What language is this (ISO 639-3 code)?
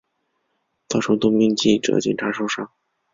zho